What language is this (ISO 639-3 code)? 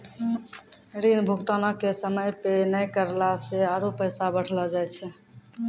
mai